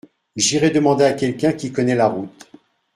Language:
French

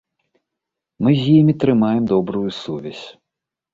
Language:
Belarusian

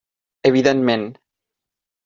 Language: Catalan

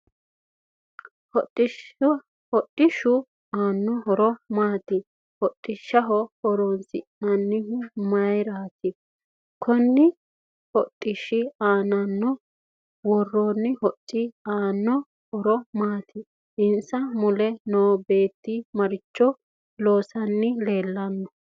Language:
Sidamo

